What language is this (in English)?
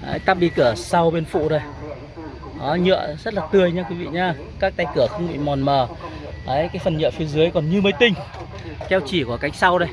Vietnamese